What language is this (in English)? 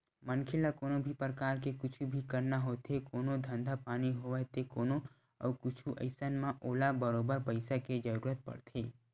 Chhattisgarhi